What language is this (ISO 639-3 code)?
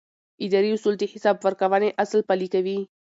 pus